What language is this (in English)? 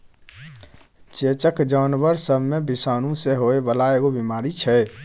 Maithili